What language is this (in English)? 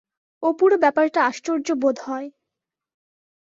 Bangla